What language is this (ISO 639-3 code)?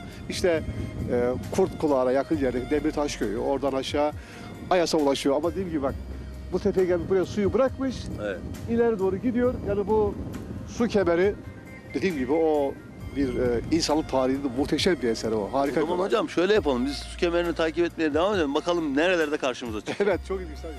tur